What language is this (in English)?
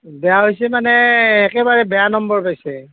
Assamese